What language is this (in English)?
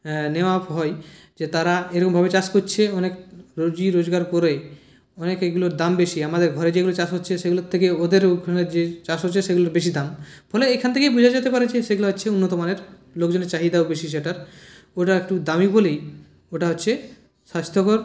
Bangla